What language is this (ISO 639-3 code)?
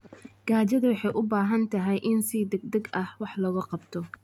som